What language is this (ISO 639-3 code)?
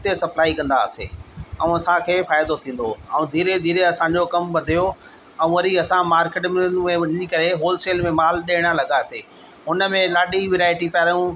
snd